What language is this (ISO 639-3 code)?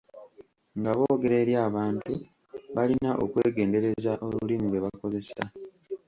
lug